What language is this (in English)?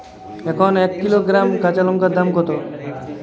Bangla